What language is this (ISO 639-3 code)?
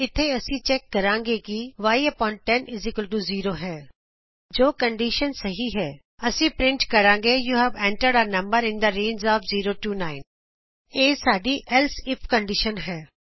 pan